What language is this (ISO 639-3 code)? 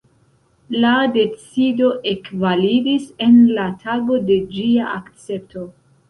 epo